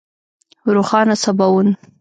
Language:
Pashto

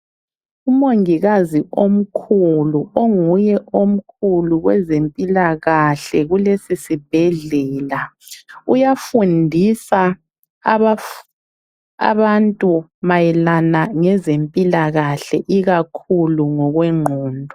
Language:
North Ndebele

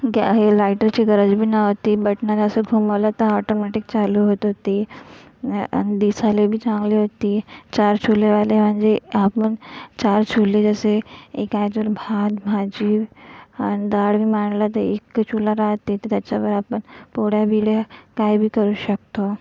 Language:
Marathi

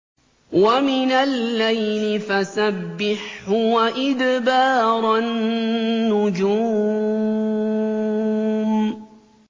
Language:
Arabic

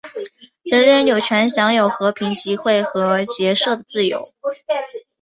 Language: Chinese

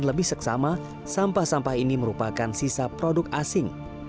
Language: Indonesian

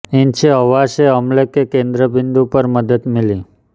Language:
Hindi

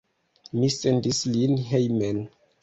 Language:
Esperanto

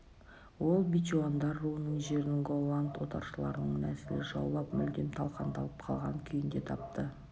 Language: Kazakh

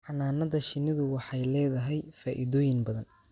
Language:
Somali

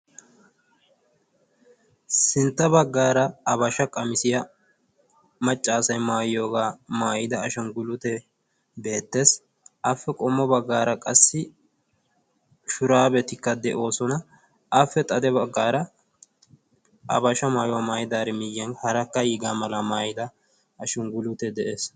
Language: Wolaytta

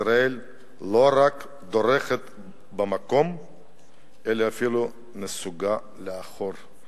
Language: Hebrew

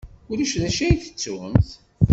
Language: Kabyle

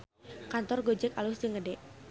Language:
Sundanese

